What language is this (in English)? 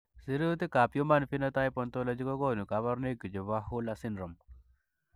Kalenjin